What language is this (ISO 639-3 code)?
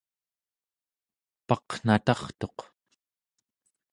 esu